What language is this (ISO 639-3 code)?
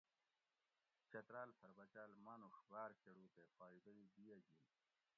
gwc